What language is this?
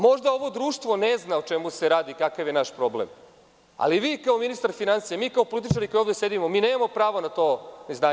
Serbian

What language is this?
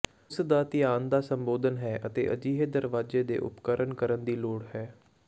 Punjabi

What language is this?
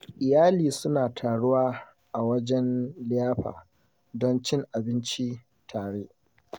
Hausa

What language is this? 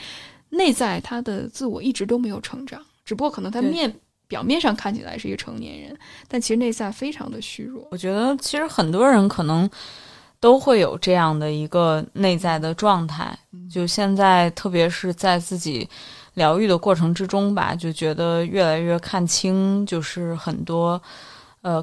Chinese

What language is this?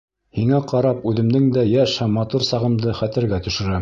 Bashkir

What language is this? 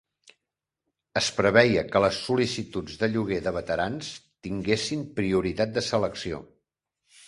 Catalan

